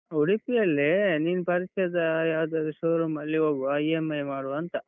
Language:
Kannada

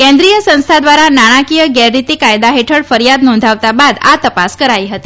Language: Gujarati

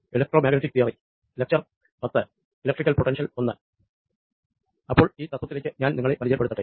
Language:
Malayalam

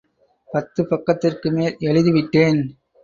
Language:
Tamil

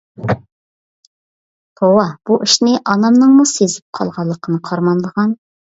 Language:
Uyghur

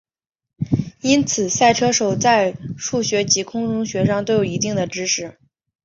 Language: Chinese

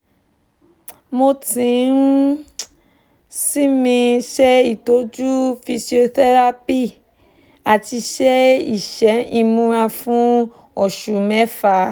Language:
Yoruba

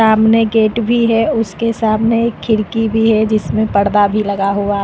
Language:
Hindi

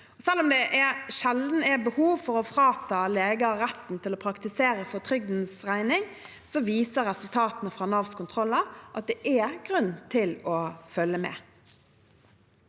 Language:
Norwegian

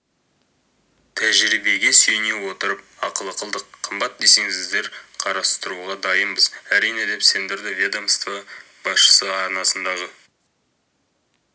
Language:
Kazakh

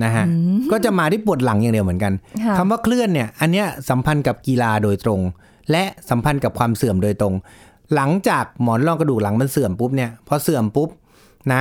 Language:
Thai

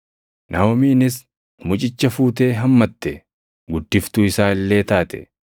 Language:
Oromo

